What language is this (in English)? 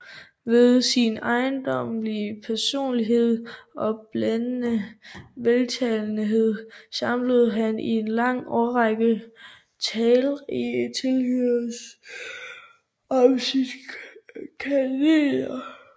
Danish